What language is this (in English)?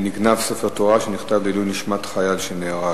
Hebrew